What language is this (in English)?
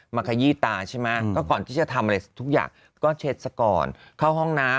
Thai